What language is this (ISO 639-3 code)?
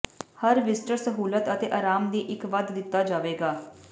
pan